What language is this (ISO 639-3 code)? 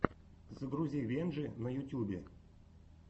rus